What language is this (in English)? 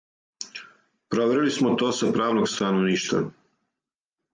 Serbian